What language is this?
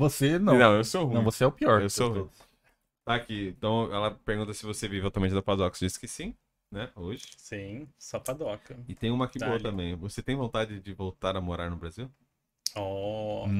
Portuguese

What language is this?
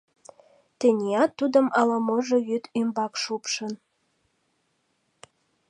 Mari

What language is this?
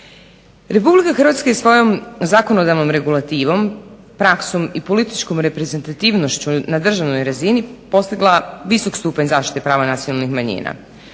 Croatian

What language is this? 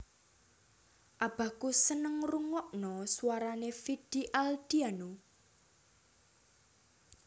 Javanese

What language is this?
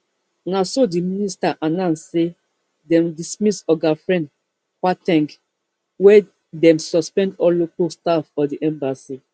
Nigerian Pidgin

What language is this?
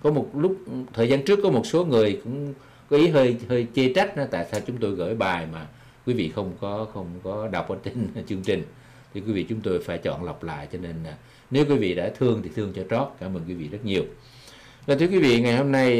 Vietnamese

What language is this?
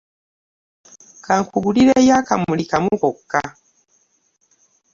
Ganda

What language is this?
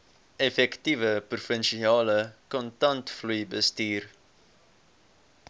Afrikaans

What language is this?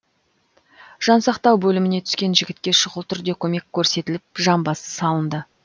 Kazakh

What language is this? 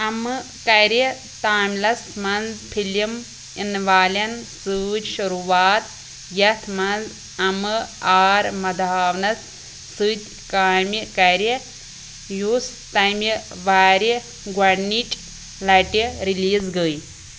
Kashmiri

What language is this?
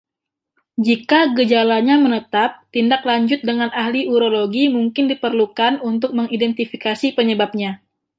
Indonesian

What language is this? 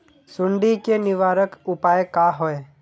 Magahi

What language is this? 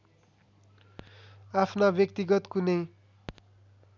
Nepali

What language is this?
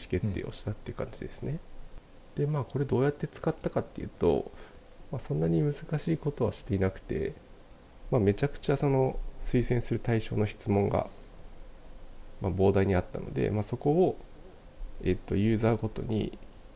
Japanese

